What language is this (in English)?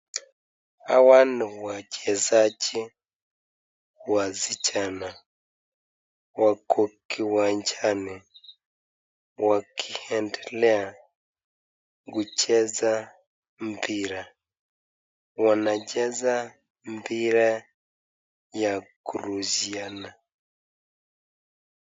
Swahili